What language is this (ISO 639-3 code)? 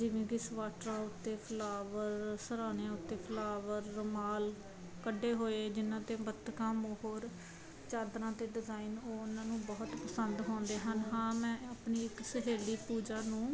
pan